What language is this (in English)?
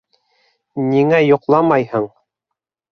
Bashkir